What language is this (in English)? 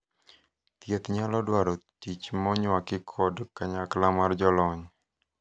Luo (Kenya and Tanzania)